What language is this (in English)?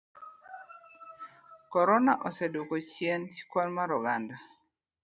Luo (Kenya and Tanzania)